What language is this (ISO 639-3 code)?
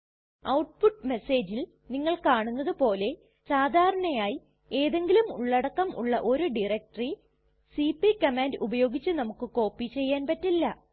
mal